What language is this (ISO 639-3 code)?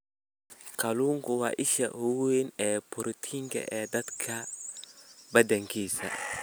som